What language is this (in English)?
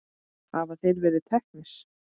Icelandic